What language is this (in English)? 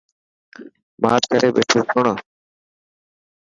Dhatki